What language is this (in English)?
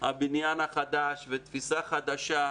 Hebrew